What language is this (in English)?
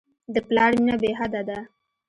Pashto